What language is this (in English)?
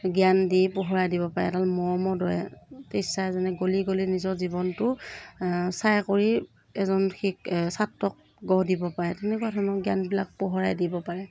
Assamese